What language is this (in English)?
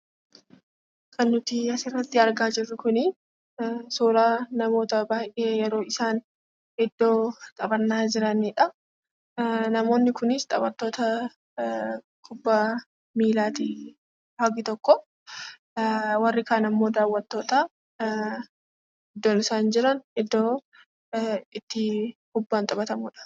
Oromo